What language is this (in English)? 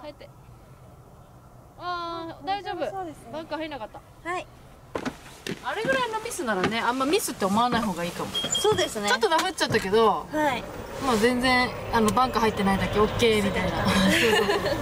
Japanese